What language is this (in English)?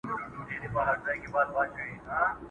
Pashto